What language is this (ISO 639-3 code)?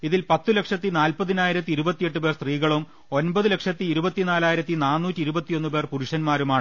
mal